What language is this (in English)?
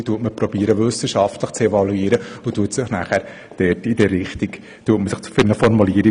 Swiss German